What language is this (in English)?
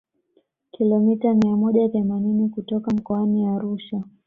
Swahili